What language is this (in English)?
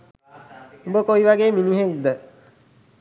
Sinhala